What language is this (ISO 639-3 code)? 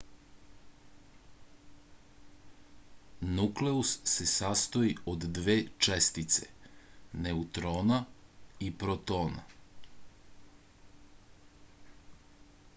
srp